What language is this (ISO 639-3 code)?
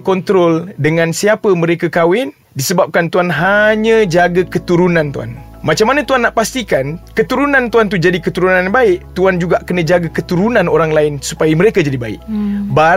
msa